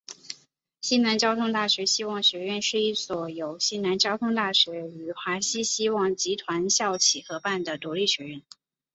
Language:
Chinese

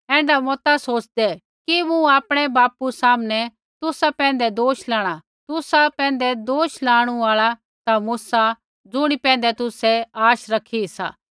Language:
Kullu Pahari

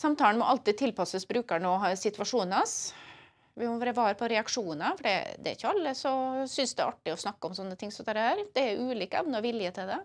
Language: Norwegian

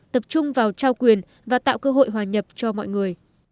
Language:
Vietnamese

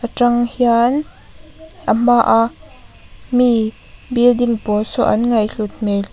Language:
Mizo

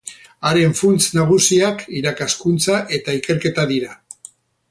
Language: Basque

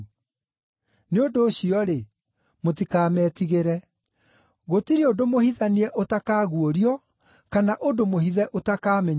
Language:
Kikuyu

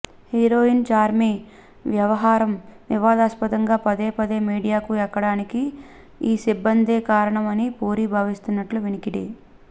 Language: Telugu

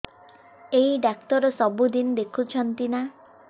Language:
Odia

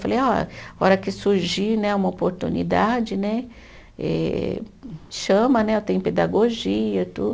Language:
Portuguese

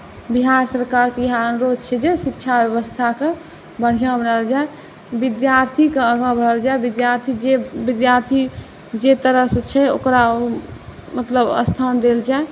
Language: Maithili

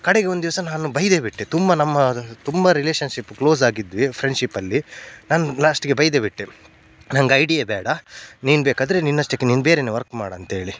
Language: Kannada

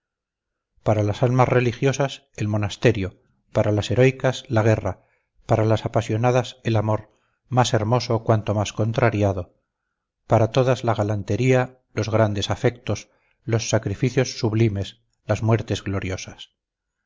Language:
Spanish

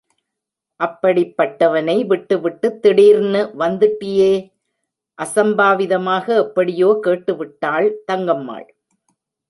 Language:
Tamil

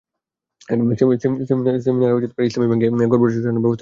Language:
Bangla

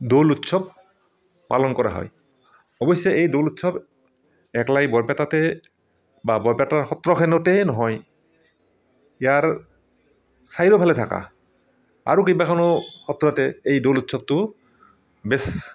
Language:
Assamese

